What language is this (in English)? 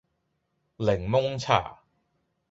Cantonese